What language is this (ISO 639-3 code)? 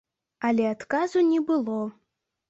bel